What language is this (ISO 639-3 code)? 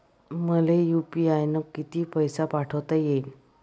mar